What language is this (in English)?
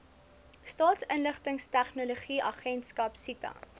Afrikaans